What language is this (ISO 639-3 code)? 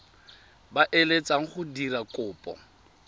tsn